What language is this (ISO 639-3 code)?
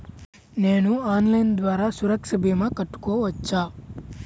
tel